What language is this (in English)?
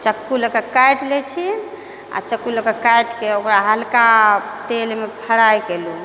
Maithili